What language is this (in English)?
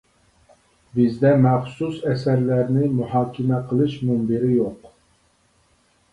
Uyghur